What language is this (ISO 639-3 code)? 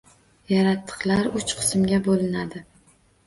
uzb